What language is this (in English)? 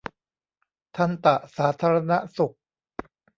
Thai